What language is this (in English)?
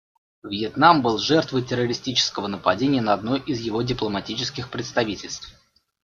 Russian